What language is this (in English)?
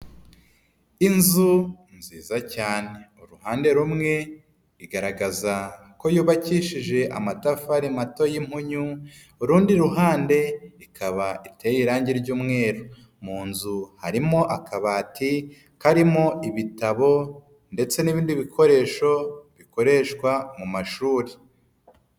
Kinyarwanda